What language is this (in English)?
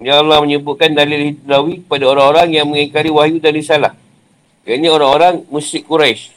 Malay